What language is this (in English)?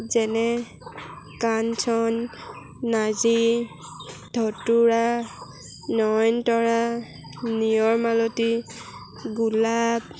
Assamese